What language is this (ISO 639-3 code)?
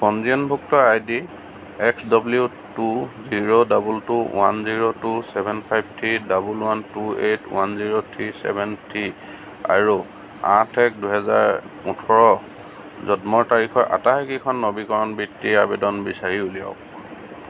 asm